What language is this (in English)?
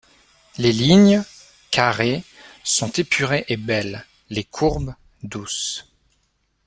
French